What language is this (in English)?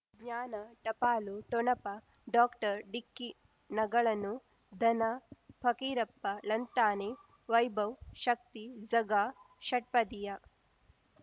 Kannada